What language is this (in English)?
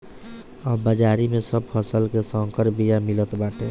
Bhojpuri